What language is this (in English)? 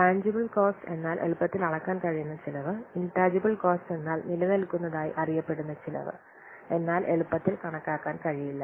Malayalam